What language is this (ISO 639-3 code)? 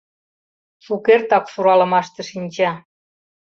chm